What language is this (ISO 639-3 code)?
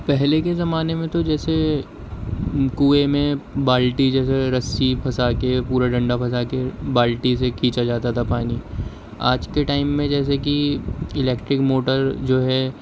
urd